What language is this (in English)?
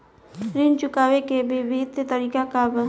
Bhojpuri